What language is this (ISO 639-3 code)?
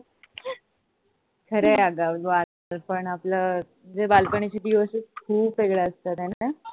mar